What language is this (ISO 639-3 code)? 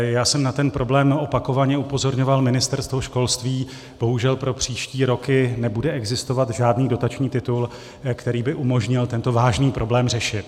ces